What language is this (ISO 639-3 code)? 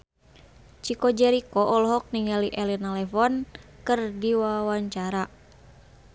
sun